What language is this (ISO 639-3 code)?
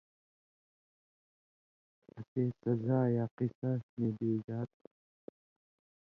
mvy